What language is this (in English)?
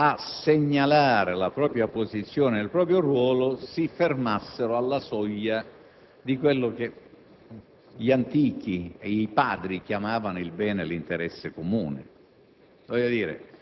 Italian